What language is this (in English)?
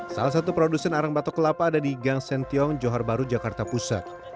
Indonesian